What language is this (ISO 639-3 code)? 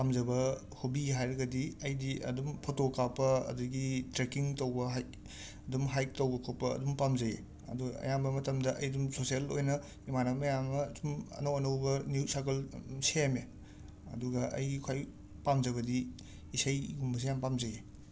mni